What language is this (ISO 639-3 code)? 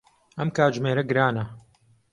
ckb